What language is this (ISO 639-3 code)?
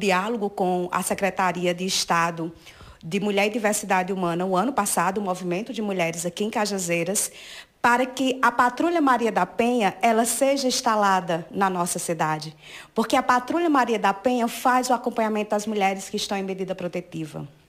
por